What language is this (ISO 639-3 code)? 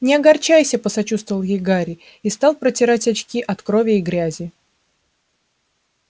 rus